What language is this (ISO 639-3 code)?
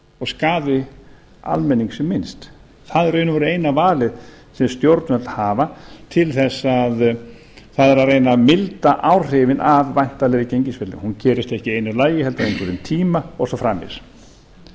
isl